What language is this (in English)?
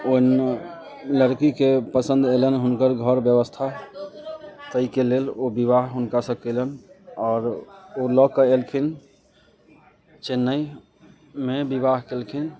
Maithili